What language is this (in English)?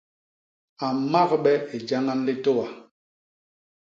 Basaa